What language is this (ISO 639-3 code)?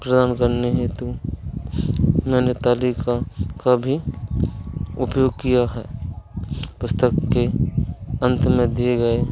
hin